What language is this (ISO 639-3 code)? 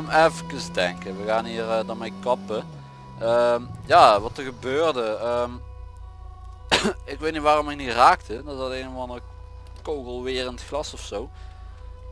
nld